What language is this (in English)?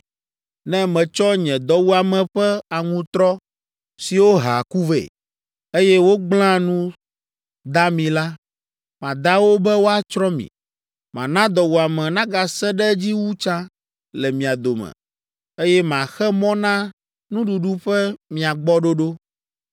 Ewe